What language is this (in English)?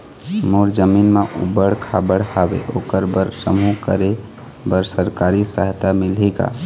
Chhattisgarhi